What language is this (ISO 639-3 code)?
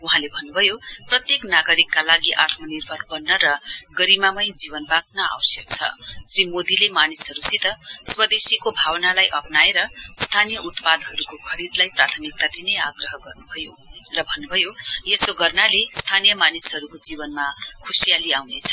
nep